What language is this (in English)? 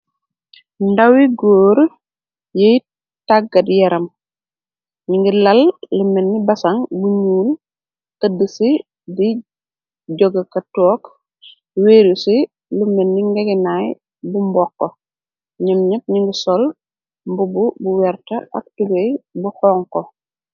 Wolof